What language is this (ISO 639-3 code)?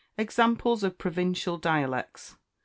eng